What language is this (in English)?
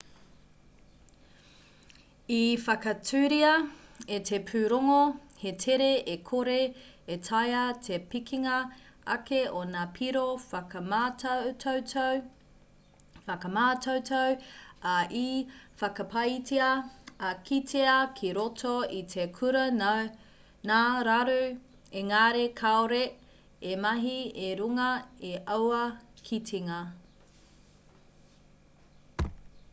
Māori